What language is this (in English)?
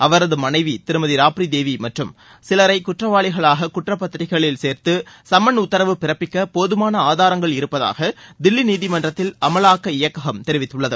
Tamil